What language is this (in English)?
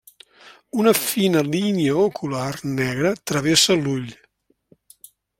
Catalan